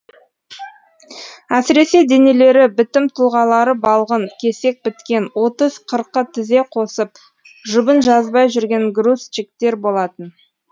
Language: Kazakh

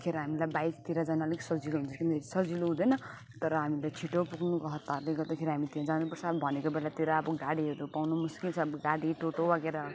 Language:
Nepali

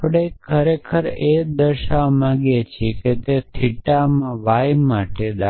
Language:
Gujarati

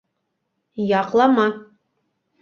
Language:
Bashkir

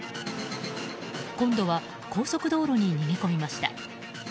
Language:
Japanese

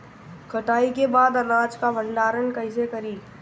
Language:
Bhojpuri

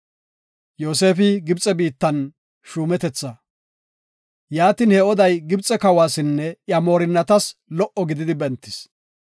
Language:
Gofa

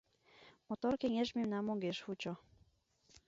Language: Mari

